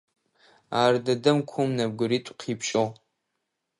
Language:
Adyghe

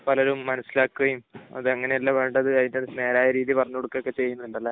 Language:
Malayalam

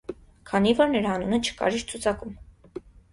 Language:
Armenian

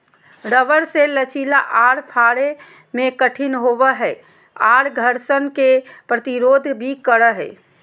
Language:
Magahi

